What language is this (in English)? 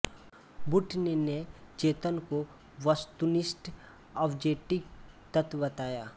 Hindi